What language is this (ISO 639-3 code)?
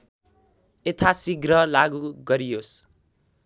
nep